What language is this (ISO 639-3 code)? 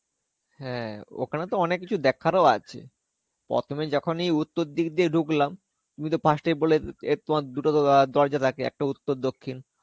ben